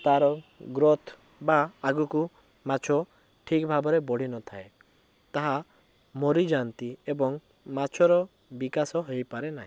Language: Odia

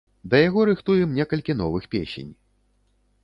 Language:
Belarusian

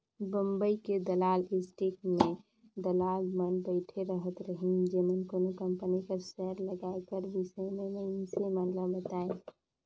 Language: Chhattisgarhi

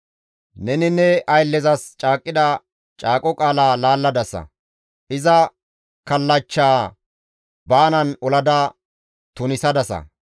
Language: Gamo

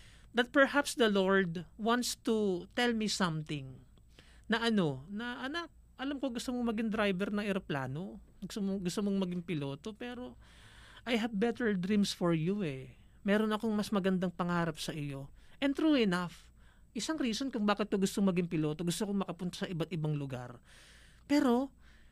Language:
Filipino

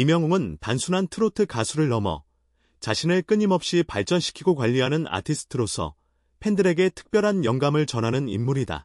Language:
Korean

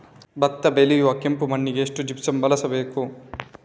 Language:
Kannada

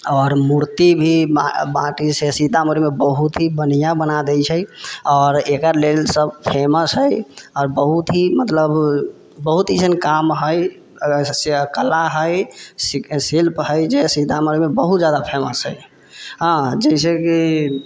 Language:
Maithili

